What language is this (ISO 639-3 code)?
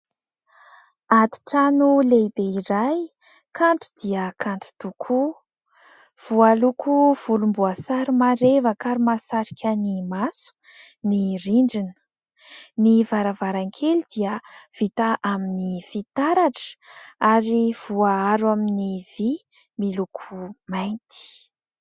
mlg